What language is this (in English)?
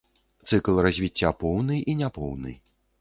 Belarusian